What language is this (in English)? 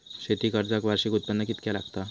Marathi